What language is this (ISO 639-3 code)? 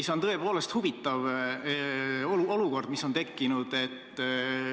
est